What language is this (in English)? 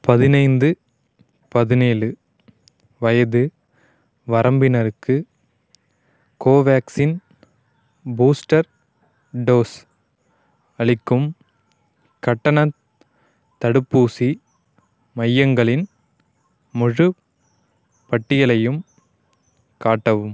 Tamil